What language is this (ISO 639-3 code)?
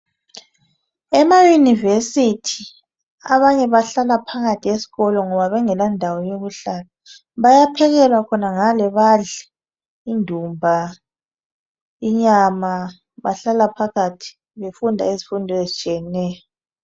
nde